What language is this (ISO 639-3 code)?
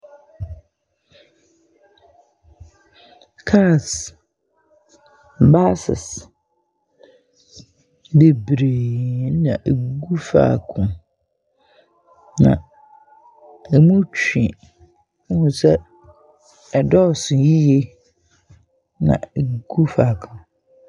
aka